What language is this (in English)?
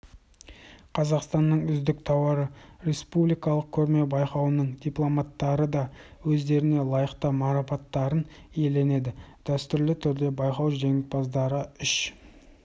Kazakh